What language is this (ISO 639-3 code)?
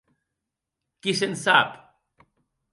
oci